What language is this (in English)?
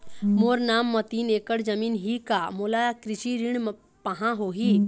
Chhattisgarhi